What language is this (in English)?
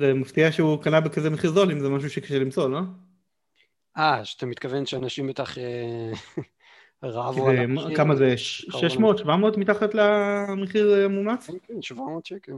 Hebrew